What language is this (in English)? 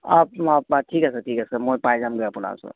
Assamese